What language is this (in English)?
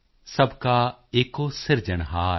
Punjabi